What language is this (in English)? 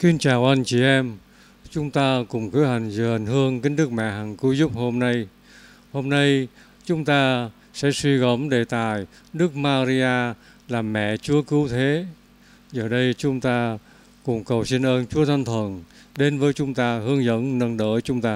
Vietnamese